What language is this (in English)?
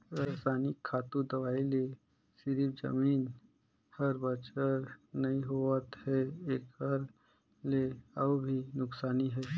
Chhattisgarhi